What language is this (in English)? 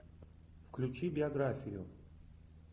Russian